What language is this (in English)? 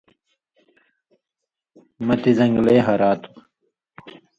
Indus Kohistani